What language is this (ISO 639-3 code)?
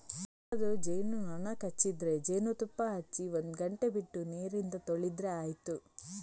kan